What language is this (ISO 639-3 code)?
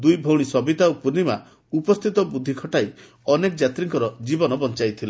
ori